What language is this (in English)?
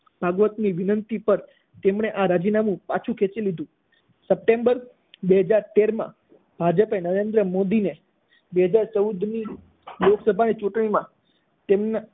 Gujarati